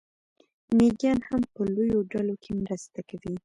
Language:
Pashto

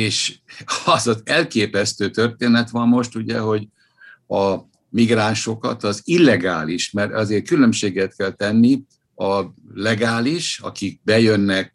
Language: Hungarian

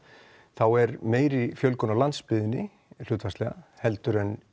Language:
Icelandic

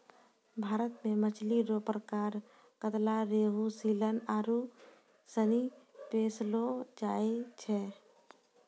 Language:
Maithili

